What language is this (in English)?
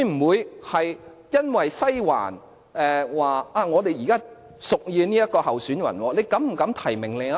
Cantonese